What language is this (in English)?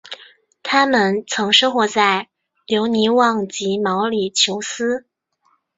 Chinese